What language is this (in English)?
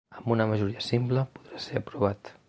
Catalan